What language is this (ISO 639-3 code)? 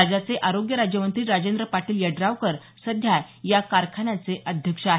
mar